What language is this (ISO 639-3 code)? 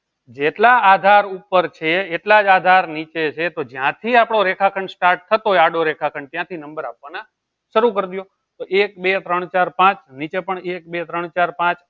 guj